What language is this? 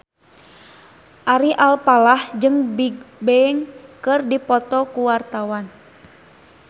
Sundanese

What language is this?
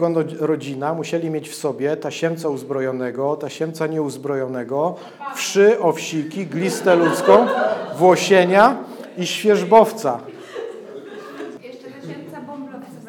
Polish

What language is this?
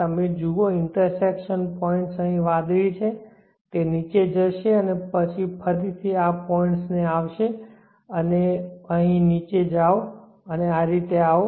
Gujarati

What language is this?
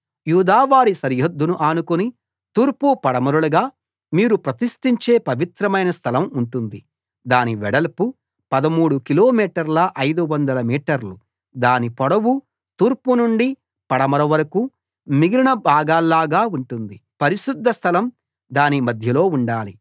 Telugu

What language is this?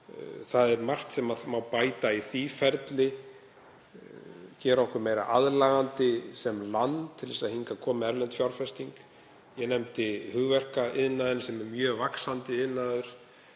Icelandic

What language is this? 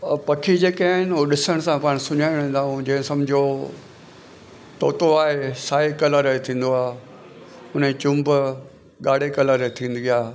Sindhi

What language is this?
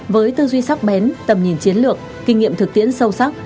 Vietnamese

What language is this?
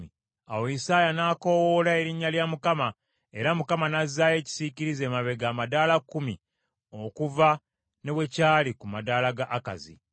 Ganda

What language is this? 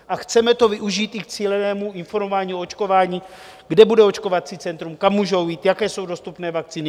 Czech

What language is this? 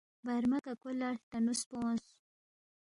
Balti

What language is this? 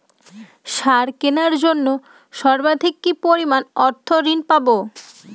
Bangla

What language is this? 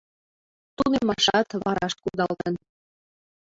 Mari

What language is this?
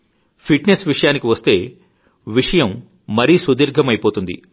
Telugu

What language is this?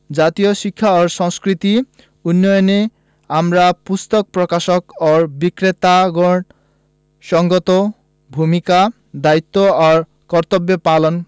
Bangla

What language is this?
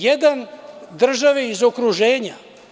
Serbian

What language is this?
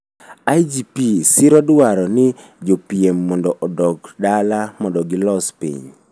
Luo (Kenya and Tanzania)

